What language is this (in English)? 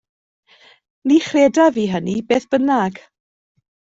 Welsh